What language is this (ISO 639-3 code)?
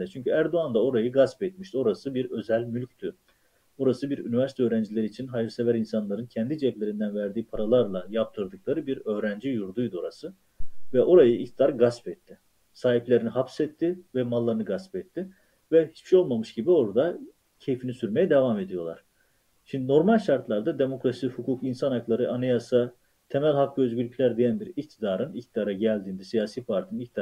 tur